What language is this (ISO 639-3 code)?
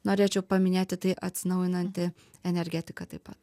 lit